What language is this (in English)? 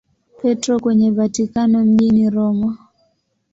Swahili